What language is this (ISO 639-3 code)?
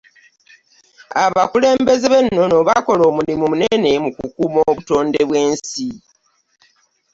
lug